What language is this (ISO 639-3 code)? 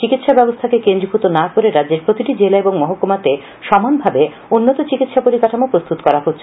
ben